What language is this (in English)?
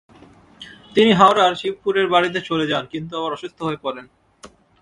Bangla